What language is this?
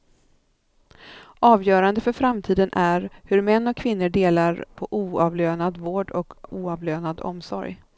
Swedish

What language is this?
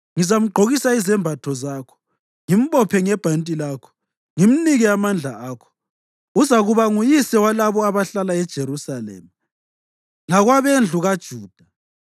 North Ndebele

